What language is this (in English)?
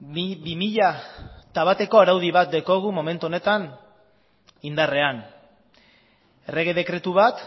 Basque